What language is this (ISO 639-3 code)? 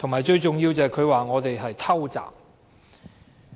yue